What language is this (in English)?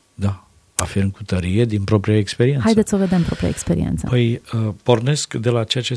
Romanian